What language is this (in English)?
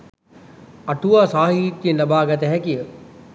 Sinhala